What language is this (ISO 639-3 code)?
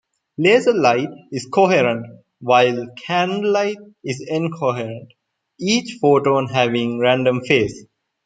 eng